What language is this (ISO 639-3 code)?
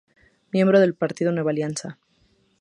spa